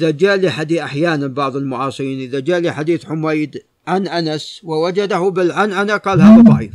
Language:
Arabic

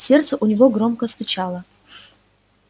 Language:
Russian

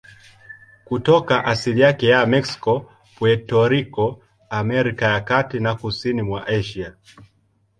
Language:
Swahili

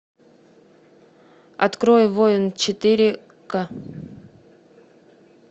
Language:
Russian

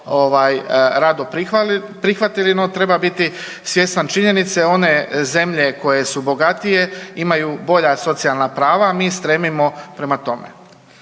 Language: Croatian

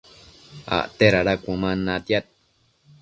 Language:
Matsés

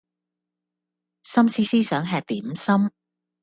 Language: Cantonese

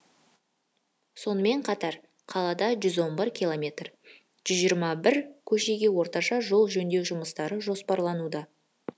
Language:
Kazakh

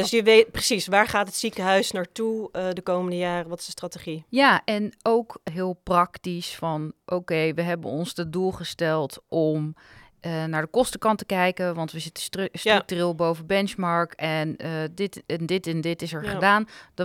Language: Dutch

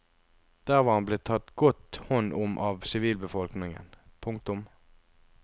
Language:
Norwegian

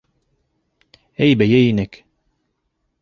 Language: Bashkir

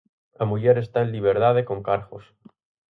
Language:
Galician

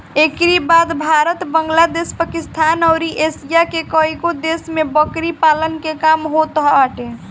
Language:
Bhojpuri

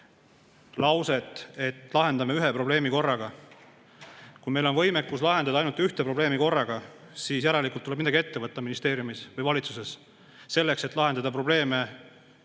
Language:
Estonian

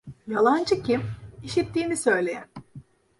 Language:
Turkish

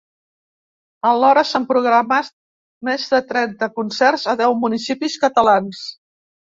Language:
Catalan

